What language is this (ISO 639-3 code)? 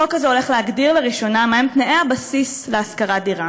heb